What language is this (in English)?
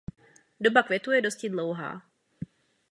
Czech